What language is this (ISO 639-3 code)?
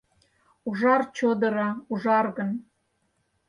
chm